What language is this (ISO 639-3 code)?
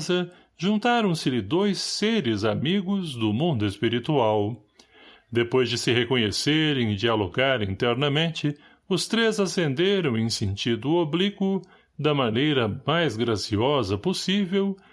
por